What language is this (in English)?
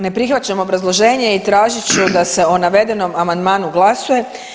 Croatian